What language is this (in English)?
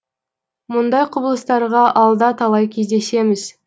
Kazakh